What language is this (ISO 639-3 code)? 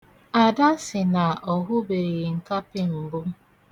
ibo